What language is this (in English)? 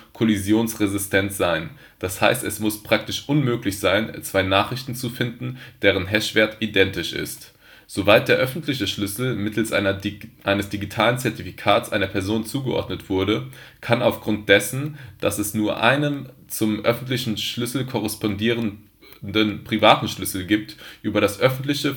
German